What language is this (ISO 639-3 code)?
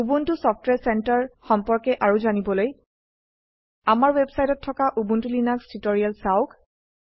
asm